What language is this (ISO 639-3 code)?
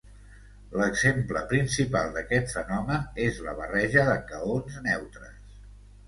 cat